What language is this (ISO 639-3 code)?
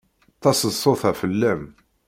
kab